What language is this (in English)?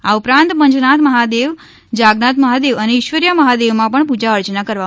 Gujarati